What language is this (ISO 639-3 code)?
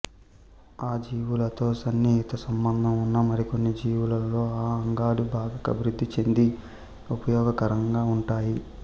tel